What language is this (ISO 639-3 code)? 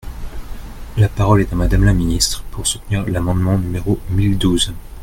fra